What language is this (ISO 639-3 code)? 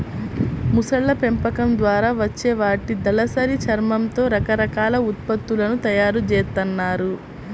tel